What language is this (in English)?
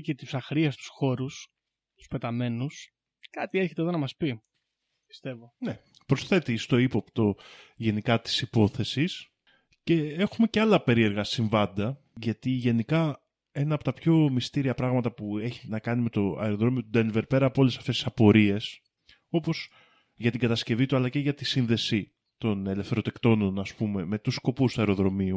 Greek